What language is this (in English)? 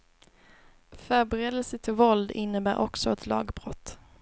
Swedish